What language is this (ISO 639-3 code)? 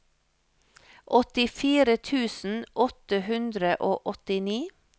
nor